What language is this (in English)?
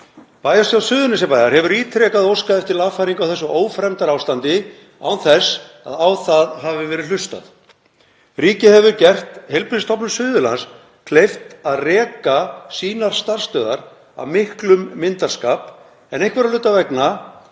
Icelandic